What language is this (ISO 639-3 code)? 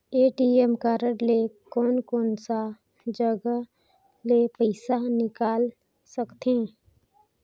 hne